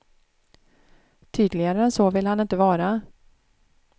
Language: Swedish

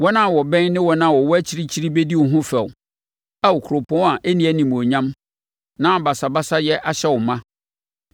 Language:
Akan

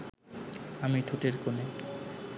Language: Bangla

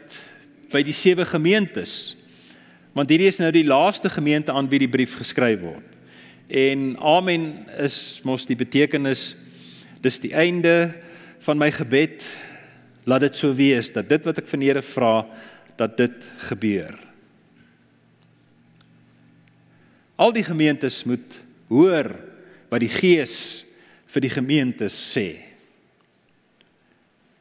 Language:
Dutch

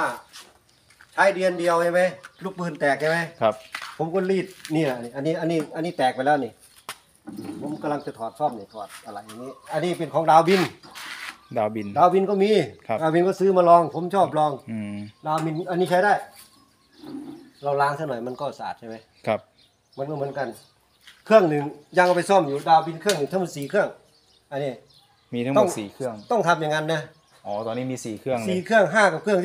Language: Thai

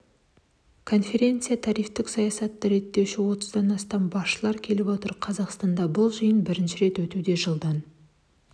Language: Kazakh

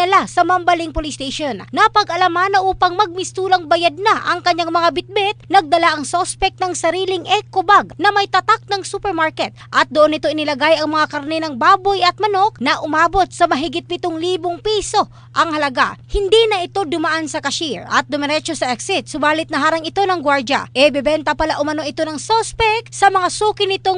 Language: Filipino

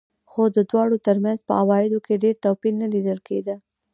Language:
Pashto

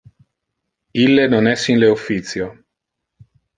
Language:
Interlingua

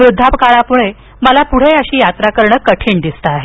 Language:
Marathi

